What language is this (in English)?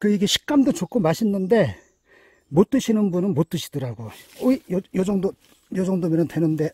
Korean